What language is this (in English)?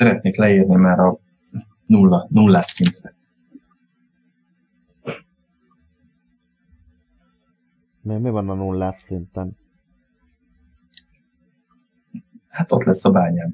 Hungarian